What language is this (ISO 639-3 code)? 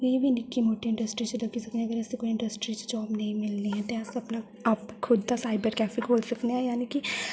doi